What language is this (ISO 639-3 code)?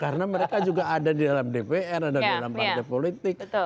ind